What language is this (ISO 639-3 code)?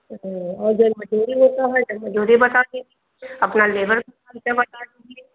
hin